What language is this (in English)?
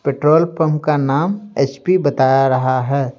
Hindi